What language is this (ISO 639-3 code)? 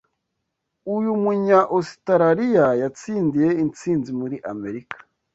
kin